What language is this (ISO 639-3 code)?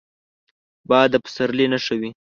pus